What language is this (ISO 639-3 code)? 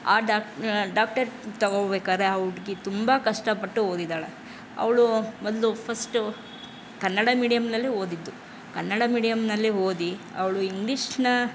kan